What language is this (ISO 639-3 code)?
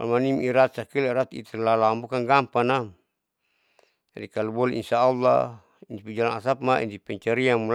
sau